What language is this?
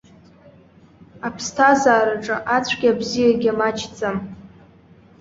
Abkhazian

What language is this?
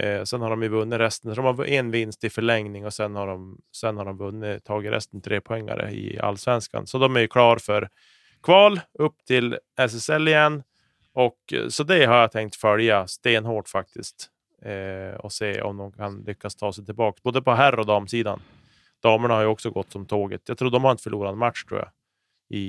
Swedish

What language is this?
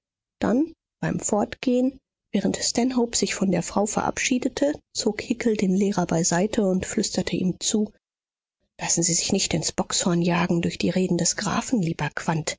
German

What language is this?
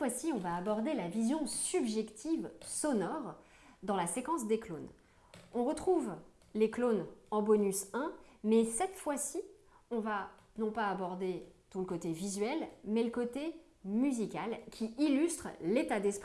French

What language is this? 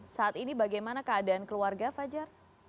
Indonesian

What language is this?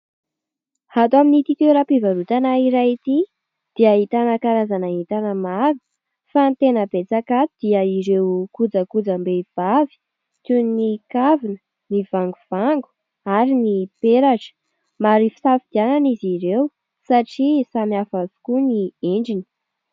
Malagasy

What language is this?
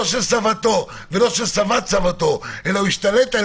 Hebrew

